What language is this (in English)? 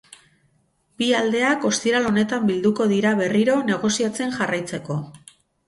Basque